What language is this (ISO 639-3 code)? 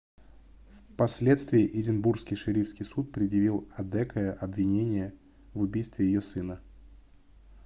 rus